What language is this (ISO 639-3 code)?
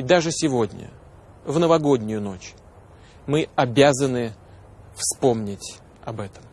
rus